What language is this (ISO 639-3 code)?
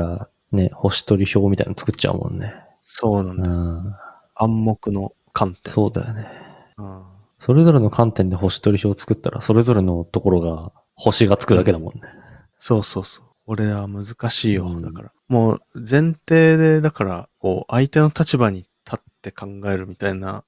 jpn